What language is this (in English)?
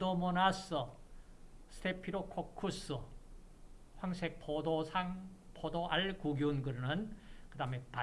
Korean